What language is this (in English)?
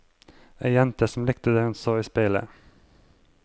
Norwegian